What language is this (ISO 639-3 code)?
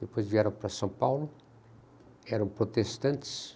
por